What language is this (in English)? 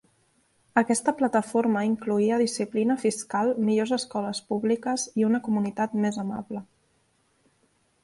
Catalan